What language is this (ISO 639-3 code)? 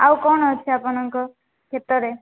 ori